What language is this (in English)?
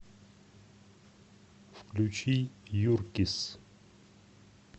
Russian